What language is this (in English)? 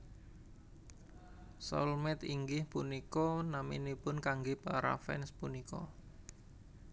Javanese